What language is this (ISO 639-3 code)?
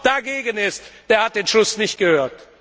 deu